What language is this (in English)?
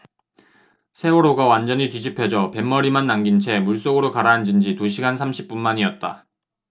Korean